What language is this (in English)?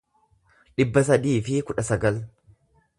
Oromo